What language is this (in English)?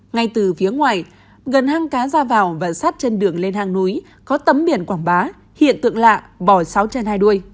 Vietnamese